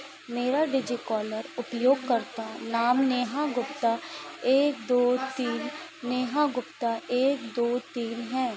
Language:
Hindi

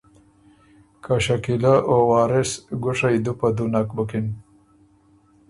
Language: Ormuri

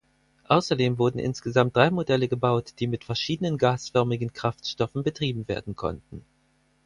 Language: German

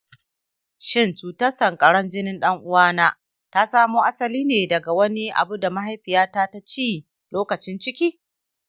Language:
Hausa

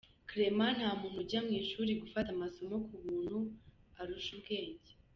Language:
Kinyarwanda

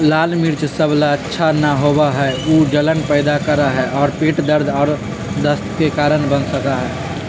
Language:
Magahi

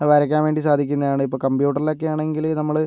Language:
Malayalam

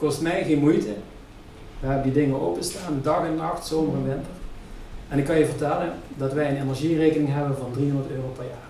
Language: Dutch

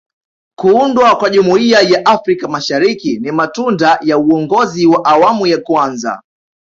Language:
Swahili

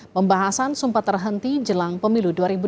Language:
Indonesian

